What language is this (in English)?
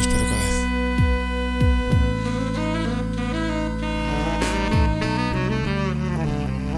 Spanish